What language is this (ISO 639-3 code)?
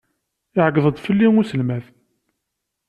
kab